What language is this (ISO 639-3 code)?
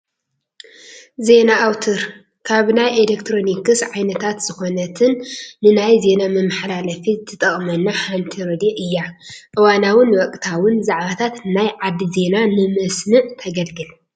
tir